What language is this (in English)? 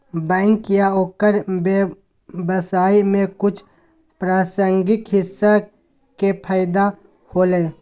Magahi